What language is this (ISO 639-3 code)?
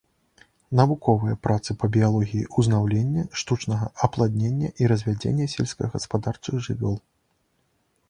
bel